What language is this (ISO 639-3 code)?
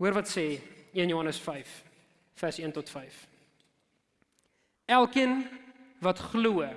nld